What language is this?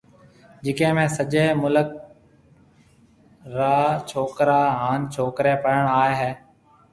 Marwari (Pakistan)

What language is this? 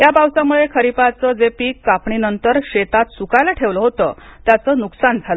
Marathi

